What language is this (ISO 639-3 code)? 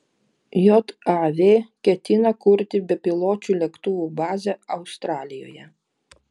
lit